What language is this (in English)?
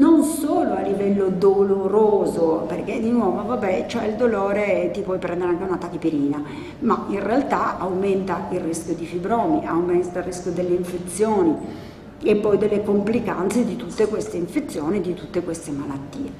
Italian